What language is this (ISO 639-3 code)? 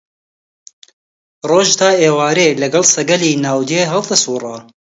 ckb